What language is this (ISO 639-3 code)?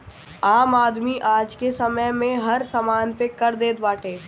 bho